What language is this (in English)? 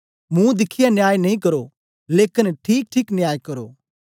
Dogri